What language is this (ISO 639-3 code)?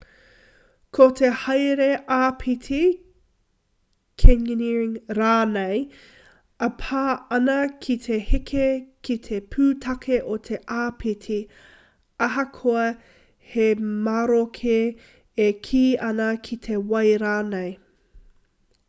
mri